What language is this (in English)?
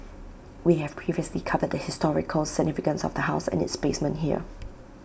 English